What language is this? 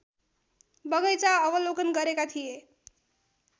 Nepali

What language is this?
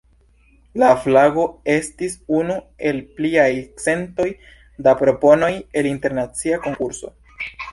Esperanto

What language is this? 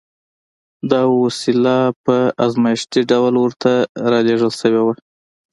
Pashto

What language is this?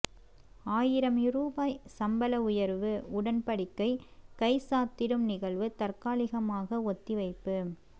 Tamil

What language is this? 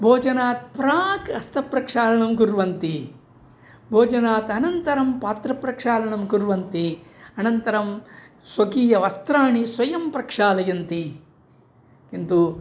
Sanskrit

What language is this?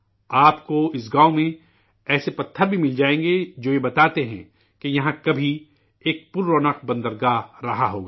Urdu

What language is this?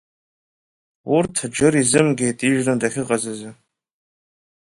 Abkhazian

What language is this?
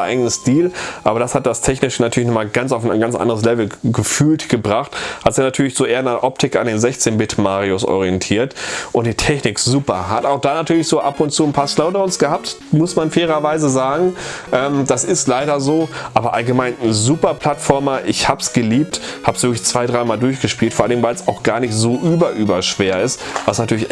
German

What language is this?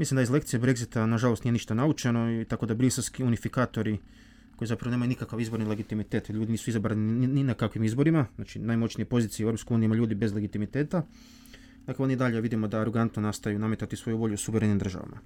Croatian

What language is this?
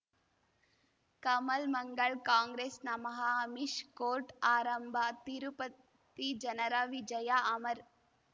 Kannada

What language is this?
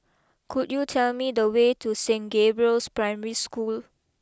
English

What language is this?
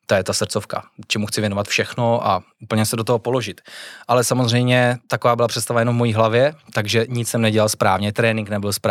Czech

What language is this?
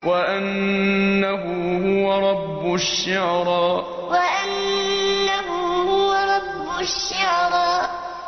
Arabic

